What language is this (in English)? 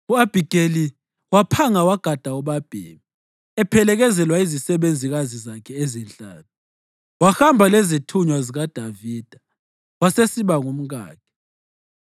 North Ndebele